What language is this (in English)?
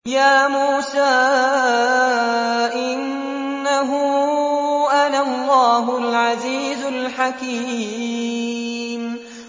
Arabic